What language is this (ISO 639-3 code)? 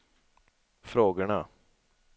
swe